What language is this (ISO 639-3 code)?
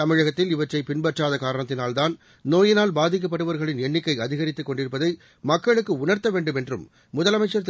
tam